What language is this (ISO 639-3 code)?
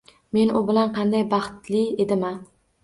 uzb